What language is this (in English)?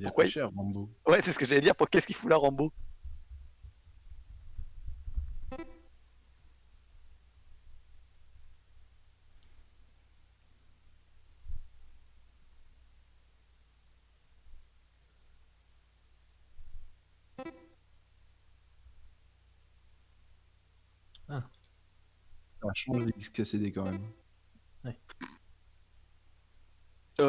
French